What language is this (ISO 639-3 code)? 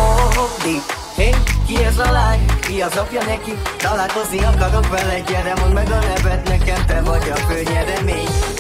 hun